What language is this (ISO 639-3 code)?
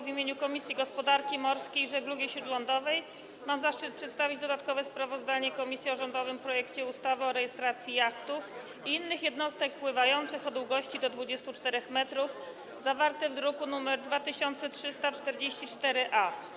pol